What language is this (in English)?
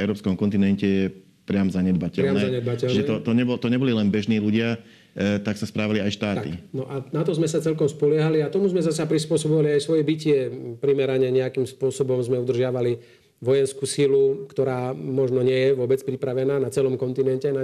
Slovak